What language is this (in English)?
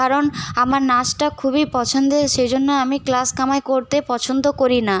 Bangla